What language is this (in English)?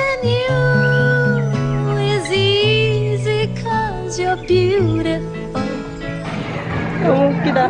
Korean